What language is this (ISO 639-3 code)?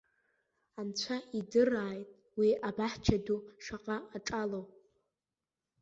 abk